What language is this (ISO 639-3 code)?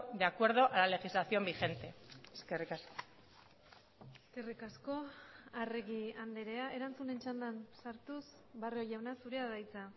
eus